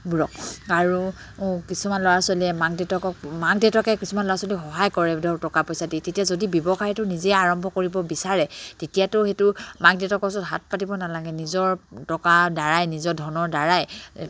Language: Assamese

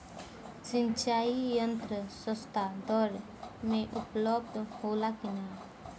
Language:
Bhojpuri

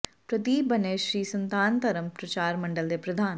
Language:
Punjabi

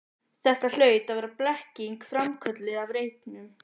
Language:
Icelandic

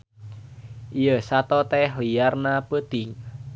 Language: Sundanese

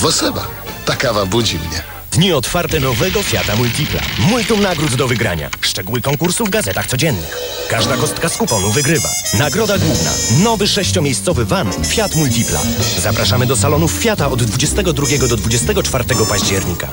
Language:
Polish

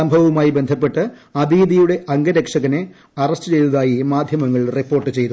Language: Malayalam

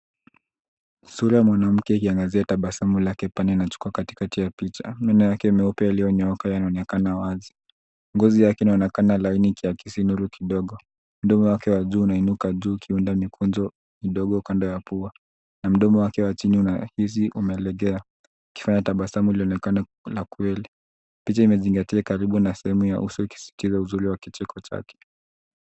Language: Swahili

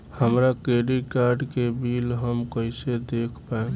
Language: Bhojpuri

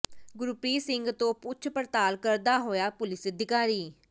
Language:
Punjabi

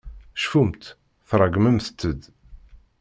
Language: Kabyle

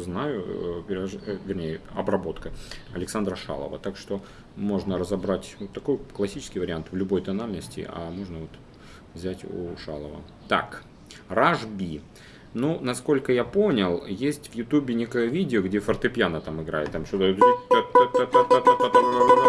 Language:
Russian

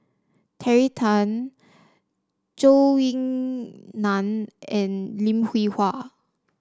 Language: English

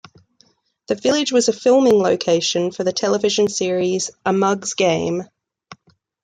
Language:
English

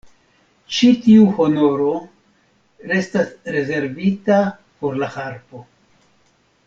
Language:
Esperanto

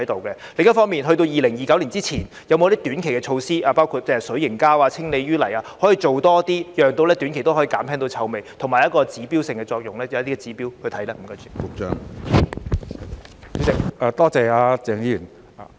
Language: Cantonese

